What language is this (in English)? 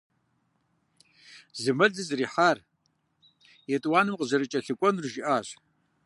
Kabardian